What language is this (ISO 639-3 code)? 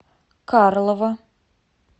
rus